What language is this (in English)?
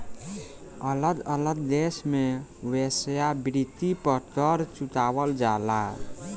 Bhojpuri